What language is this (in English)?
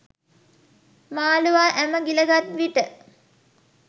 Sinhala